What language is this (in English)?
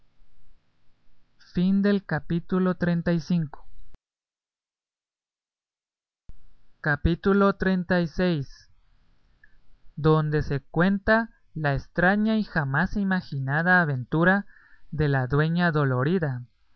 Spanish